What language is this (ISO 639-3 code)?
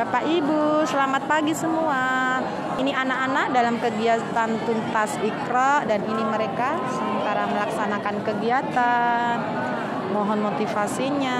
ind